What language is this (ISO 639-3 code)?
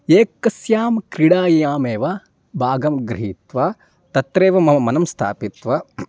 san